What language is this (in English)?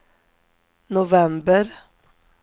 Swedish